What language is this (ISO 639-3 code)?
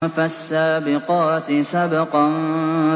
ara